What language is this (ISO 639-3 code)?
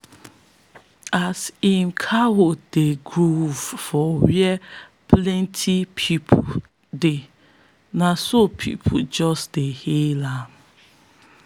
pcm